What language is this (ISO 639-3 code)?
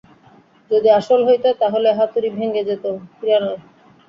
ben